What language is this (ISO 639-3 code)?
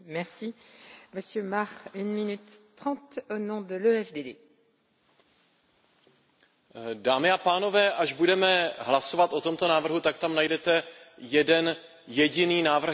ces